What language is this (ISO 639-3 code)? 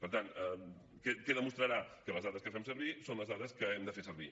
cat